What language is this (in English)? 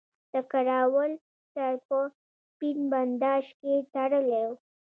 Pashto